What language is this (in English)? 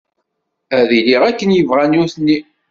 Kabyle